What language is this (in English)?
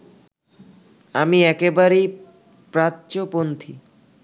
Bangla